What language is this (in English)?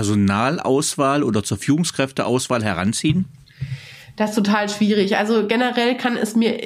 German